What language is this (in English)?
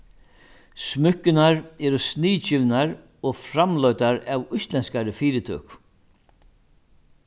Faroese